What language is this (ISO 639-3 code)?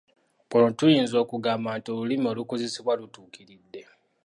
lug